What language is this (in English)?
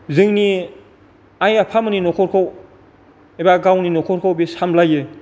Bodo